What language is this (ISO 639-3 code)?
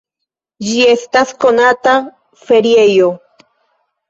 epo